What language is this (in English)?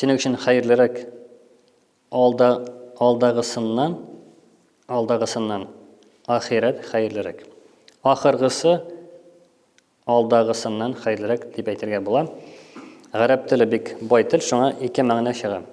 Turkish